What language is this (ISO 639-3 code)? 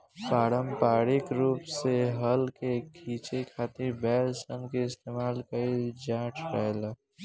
bho